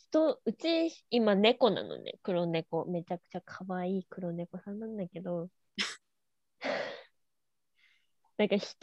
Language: Japanese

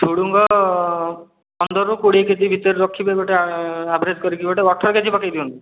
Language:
Odia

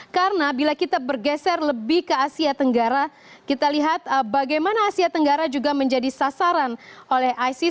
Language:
Indonesian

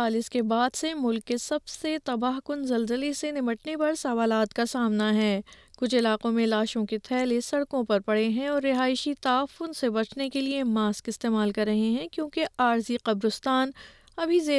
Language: Urdu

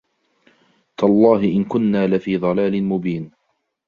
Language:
Arabic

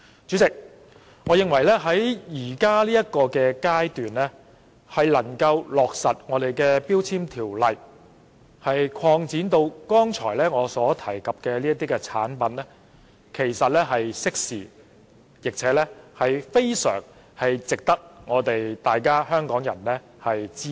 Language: Cantonese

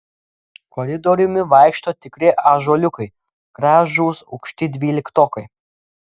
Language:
Lithuanian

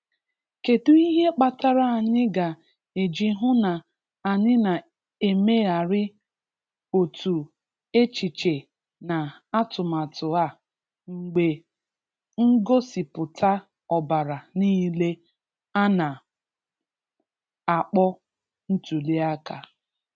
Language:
Igbo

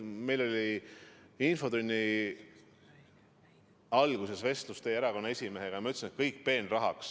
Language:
Estonian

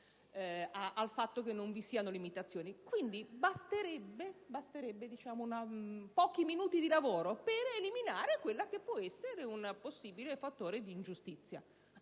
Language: Italian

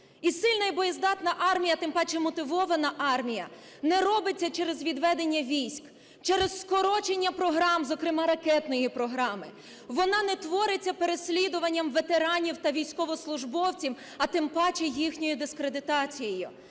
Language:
Ukrainian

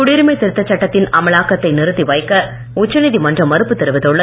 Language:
Tamil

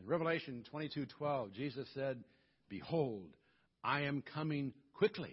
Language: English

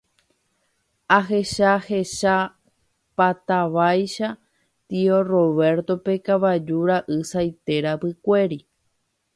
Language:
Guarani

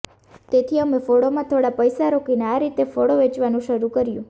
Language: Gujarati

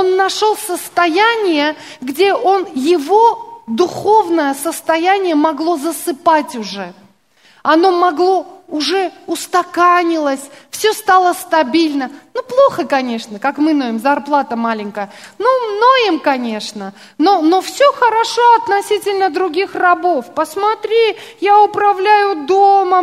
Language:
Russian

